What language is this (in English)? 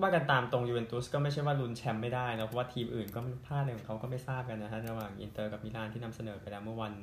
Thai